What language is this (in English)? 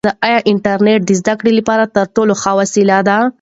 Pashto